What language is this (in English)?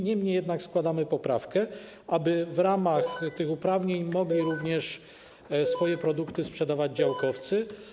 Polish